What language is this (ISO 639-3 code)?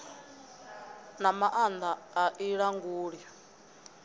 ven